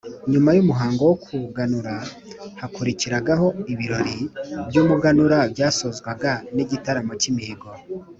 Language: Kinyarwanda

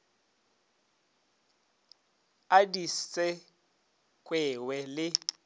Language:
Northern Sotho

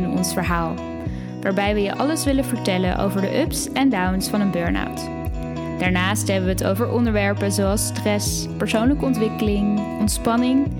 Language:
Dutch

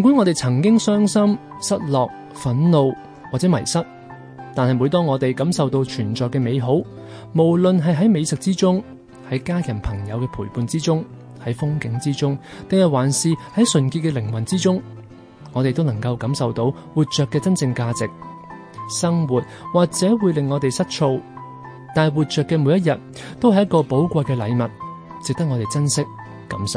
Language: Chinese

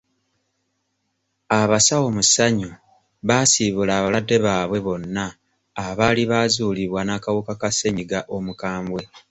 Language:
Ganda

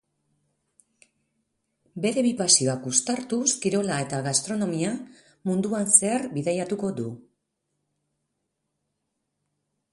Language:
Basque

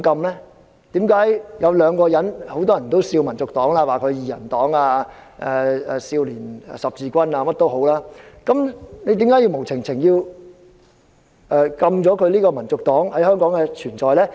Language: Cantonese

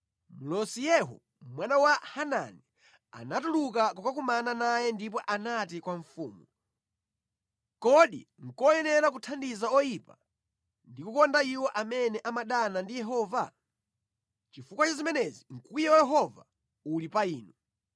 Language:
Nyanja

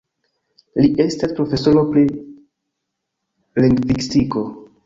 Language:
Esperanto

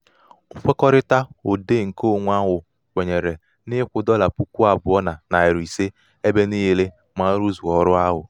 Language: Igbo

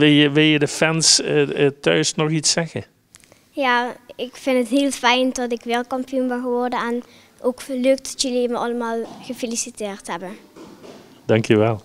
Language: Dutch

